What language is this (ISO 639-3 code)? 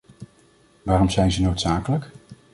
nld